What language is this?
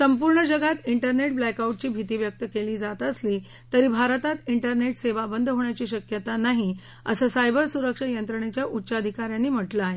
Marathi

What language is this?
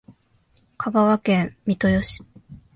Japanese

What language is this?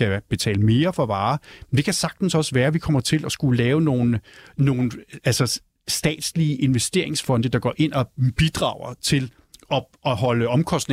Danish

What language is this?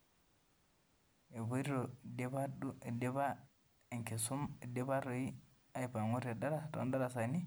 Masai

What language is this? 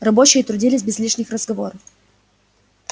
Russian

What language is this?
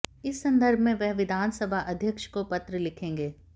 Hindi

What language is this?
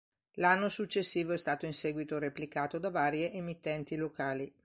Italian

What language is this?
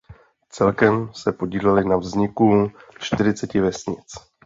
Czech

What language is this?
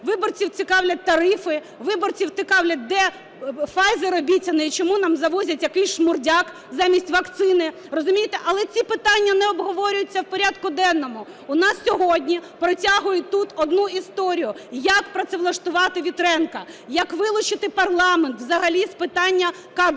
Ukrainian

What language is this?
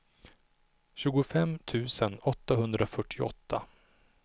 Swedish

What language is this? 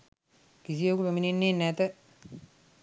Sinhala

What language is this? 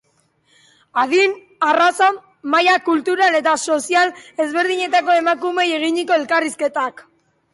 Basque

